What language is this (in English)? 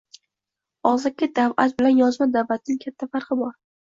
Uzbek